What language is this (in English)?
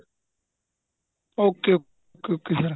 Punjabi